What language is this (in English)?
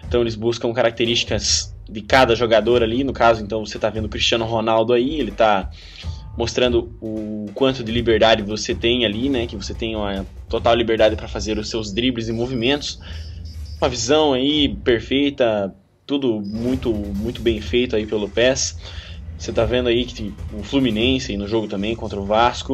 Portuguese